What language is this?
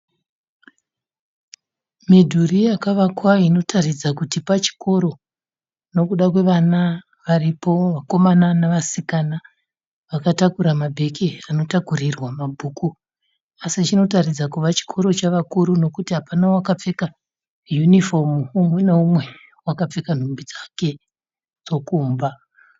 Shona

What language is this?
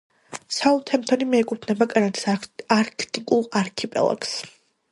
Georgian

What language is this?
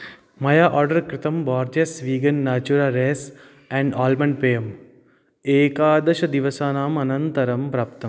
Sanskrit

